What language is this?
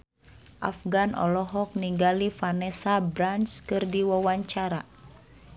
Sundanese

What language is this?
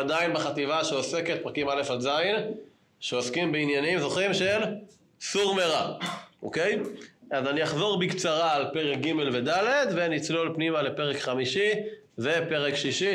Hebrew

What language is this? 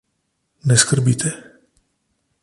Slovenian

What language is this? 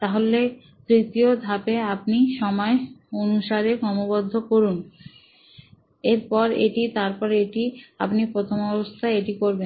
Bangla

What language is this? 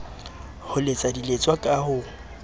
Southern Sotho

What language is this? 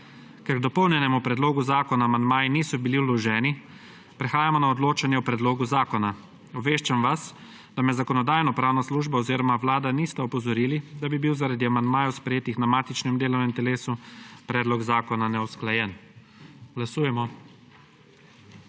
Slovenian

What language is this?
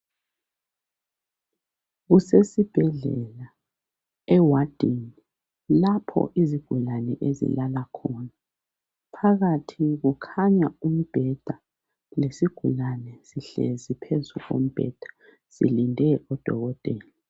North Ndebele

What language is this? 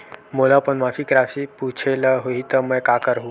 Chhattisgarhi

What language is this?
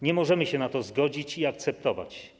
Polish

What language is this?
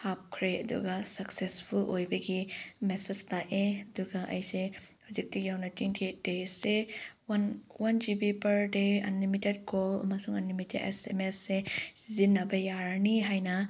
Manipuri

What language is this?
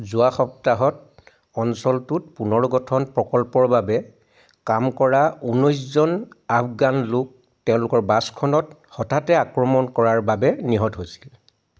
Assamese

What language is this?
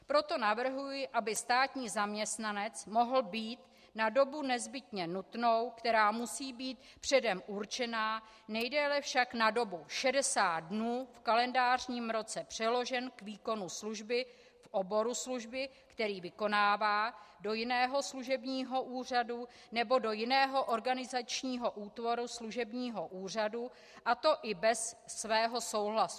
Czech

